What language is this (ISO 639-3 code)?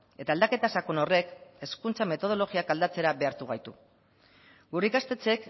eus